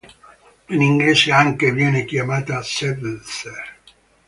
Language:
Italian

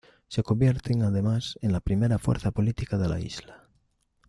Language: Spanish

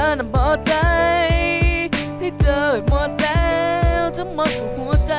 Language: Spanish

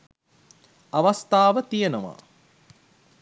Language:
Sinhala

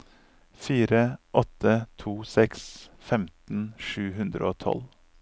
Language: Norwegian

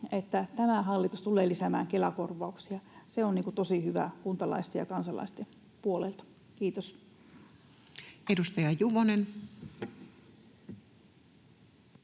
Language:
Finnish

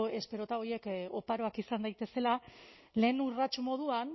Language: Basque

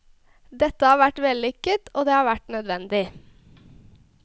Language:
Norwegian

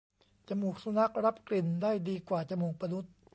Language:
Thai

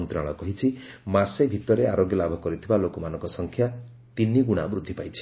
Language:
Odia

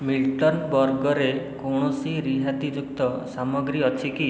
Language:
Odia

